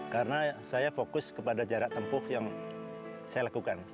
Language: Indonesian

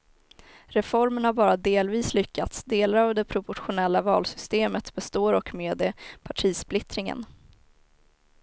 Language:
Swedish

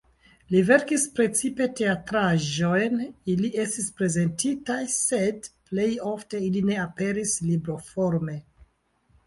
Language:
Esperanto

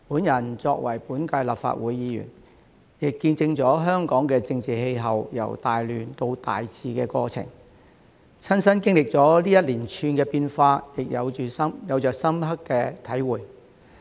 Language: Cantonese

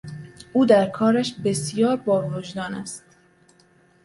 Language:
Persian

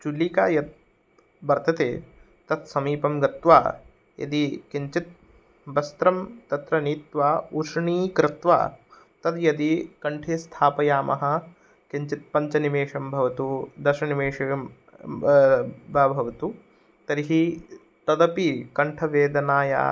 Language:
Sanskrit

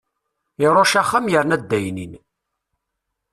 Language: Kabyle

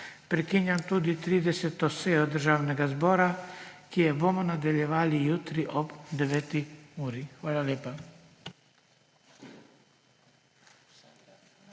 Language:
Slovenian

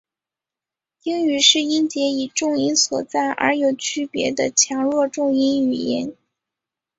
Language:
Chinese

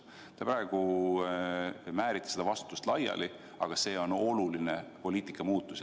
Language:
Estonian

